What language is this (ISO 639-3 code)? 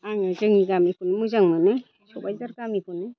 brx